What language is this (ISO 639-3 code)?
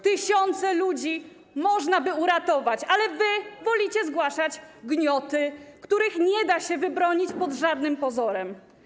pol